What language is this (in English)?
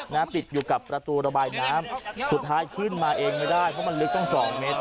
Thai